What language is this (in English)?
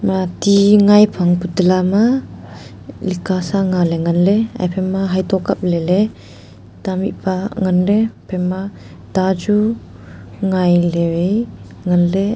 Wancho Naga